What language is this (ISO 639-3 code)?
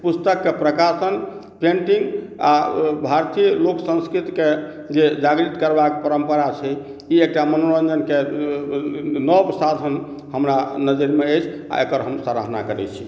mai